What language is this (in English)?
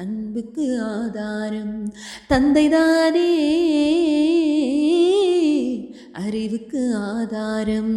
Tamil